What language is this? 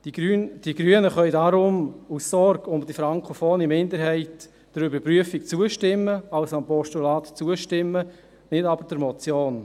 Swiss German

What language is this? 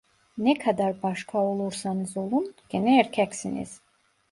Turkish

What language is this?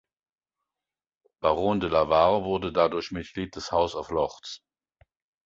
German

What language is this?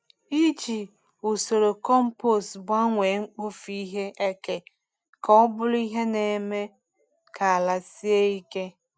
Igbo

